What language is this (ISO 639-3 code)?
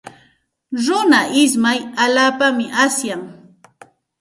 qxt